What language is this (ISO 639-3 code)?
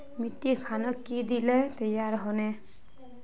mag